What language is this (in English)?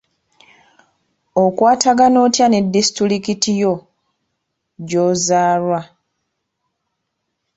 Ganda